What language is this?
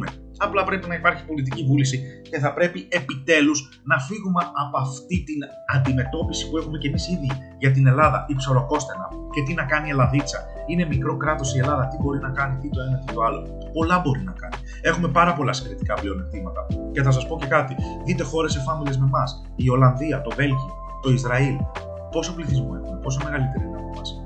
Greek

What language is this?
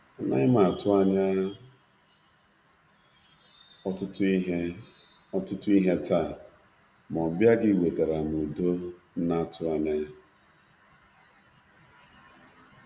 Igbo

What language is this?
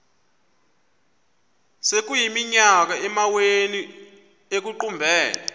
Xhosa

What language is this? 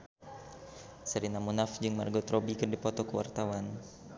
Sundanese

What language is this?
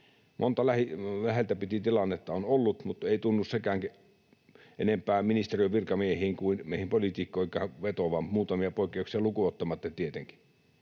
Finnish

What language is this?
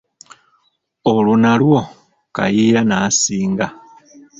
Ganda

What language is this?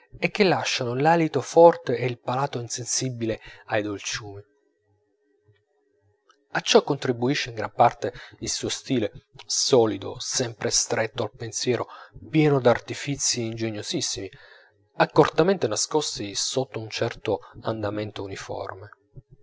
Italian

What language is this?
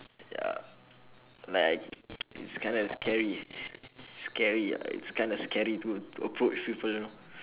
English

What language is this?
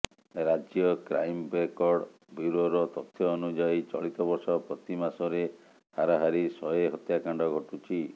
Odia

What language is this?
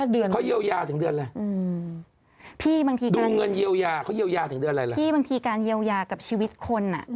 Thai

